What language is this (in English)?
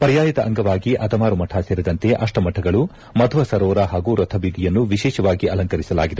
Kannada